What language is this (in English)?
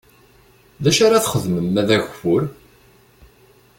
Kabyle